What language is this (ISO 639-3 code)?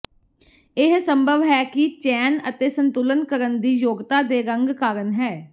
pan